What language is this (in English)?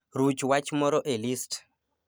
Luo (Kenya and Tanzania)